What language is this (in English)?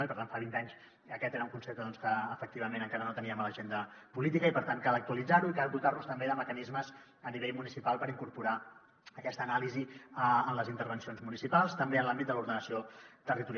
Catalan